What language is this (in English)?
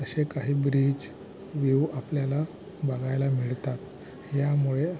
Marathi